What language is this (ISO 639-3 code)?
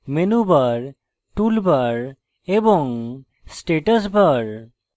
ben